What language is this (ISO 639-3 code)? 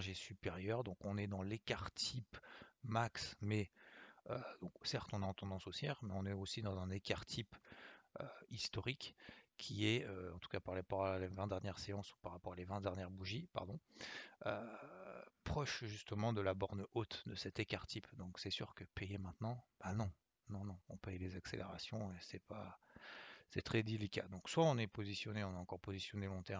fra